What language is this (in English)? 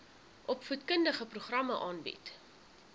Afrikaans